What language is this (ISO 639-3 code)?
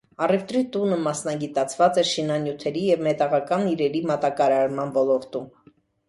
hye